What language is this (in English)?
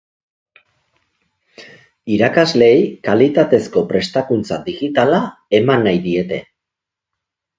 Basque